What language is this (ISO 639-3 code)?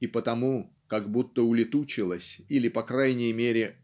rus